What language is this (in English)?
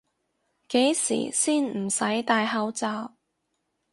Cantonese